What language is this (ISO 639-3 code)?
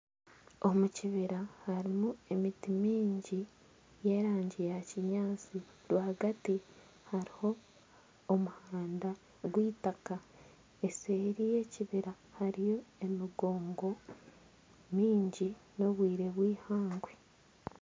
nyn